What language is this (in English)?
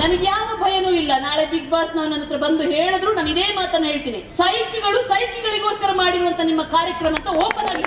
Kannada